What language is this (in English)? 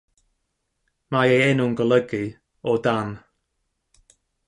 Welsh